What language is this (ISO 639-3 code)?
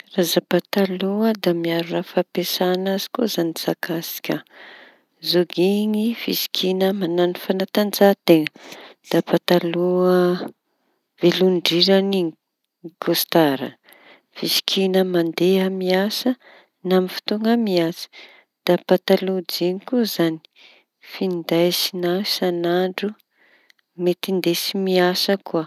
txy